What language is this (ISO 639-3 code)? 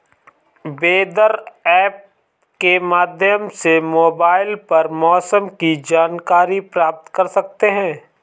hin